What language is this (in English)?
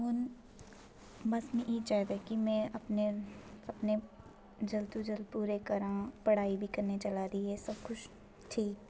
Dogri